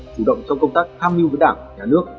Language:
Vietnamese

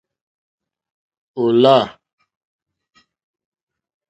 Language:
Mokpwe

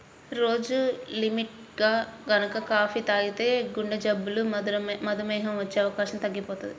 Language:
Telugu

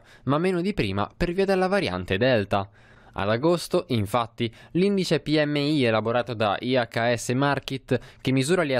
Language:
Italian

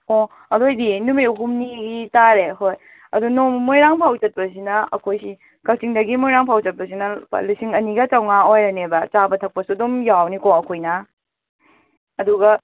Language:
Manipuri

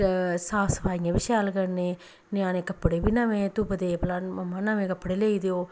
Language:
Dogri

